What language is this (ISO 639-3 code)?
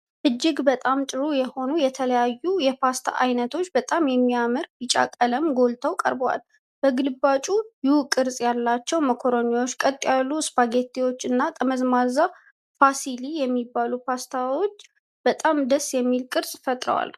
amh